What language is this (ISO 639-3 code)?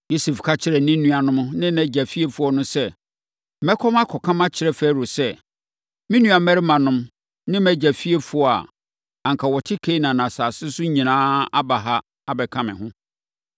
aka